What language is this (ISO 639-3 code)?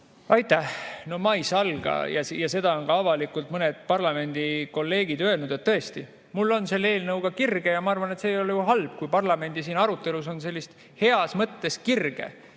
est